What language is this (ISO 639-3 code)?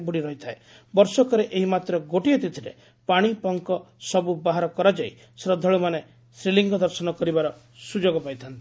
ori